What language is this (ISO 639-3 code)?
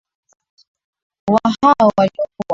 swa